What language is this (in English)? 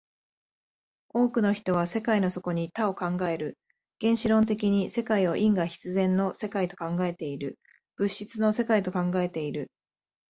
Japanese